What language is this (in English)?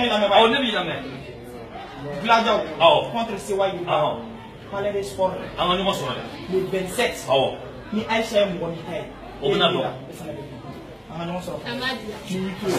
Korean